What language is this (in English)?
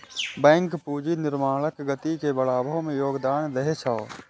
Maithili